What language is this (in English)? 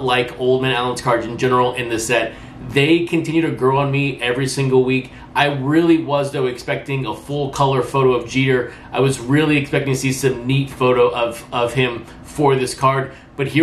English